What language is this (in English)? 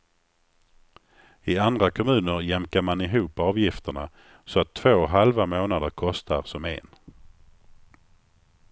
Swedish